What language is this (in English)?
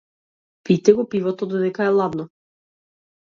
Macedonian